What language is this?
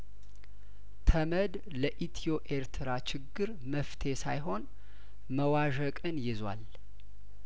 Amharic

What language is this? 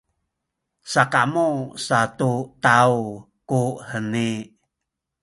Sakizaya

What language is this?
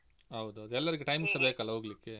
Kannada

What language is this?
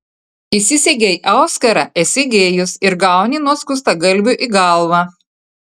Lithuanian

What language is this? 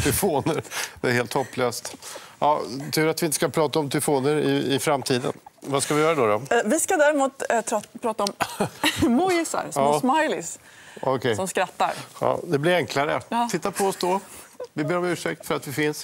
Swedish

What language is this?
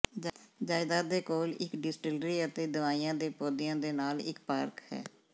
Punjabi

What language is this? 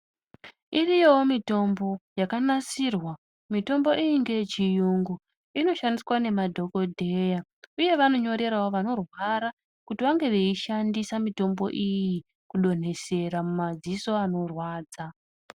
Ndau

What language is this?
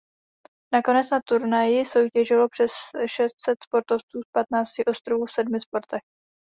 Czech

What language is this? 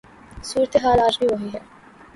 Urdu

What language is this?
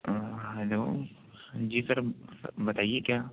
Urdu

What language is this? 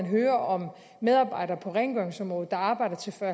Danish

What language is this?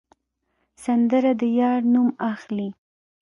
Pashto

